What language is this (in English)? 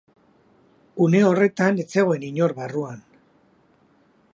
Basque